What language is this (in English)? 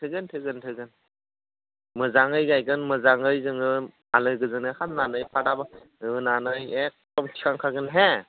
Bodo